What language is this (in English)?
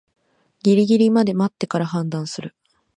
Japanese